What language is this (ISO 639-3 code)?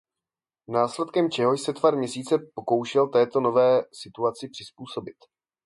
ces